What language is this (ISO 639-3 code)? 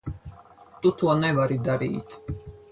lav